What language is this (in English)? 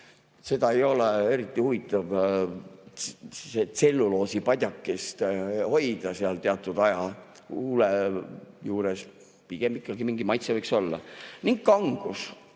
Estonian